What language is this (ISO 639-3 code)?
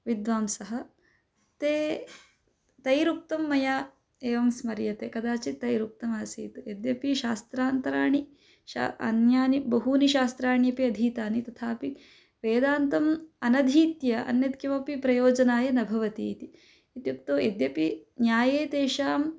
san